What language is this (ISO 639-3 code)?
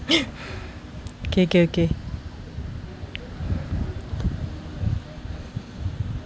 eng